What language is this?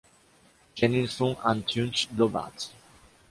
Portuguese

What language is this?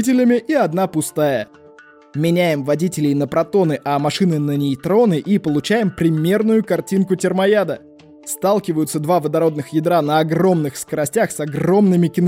Russian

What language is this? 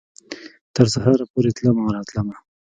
Pashto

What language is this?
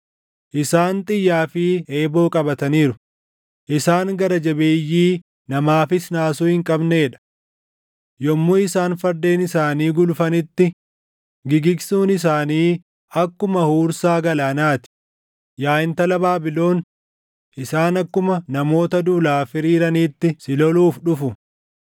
Oromo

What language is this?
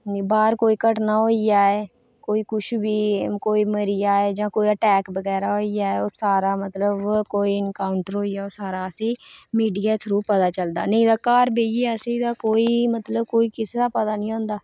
Dogri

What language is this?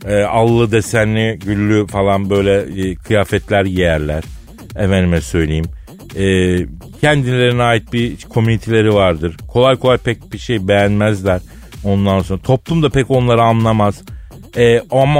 Turkish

